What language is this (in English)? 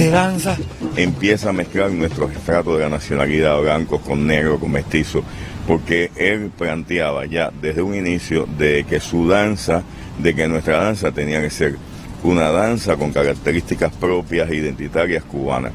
Spanish